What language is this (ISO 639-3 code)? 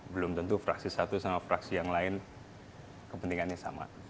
ind